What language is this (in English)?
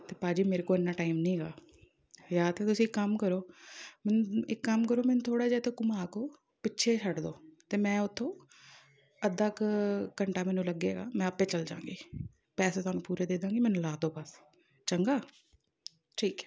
Punjabi